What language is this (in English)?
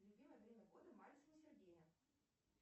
Russian